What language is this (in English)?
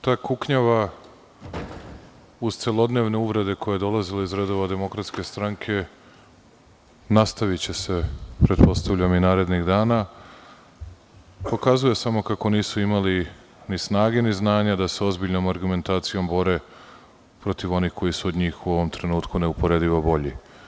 Serbian